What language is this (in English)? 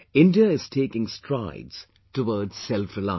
English